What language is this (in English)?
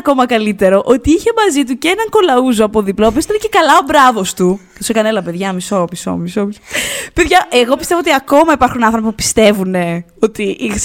Greek